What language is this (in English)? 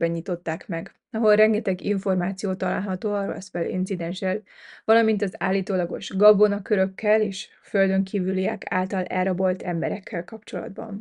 Hungarian